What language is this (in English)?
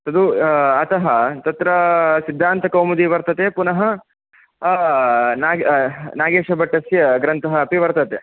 Sanskrit